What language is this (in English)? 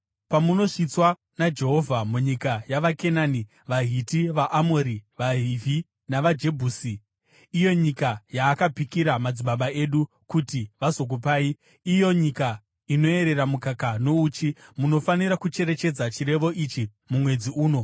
Shona